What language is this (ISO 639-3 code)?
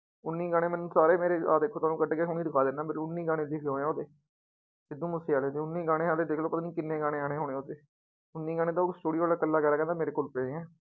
pan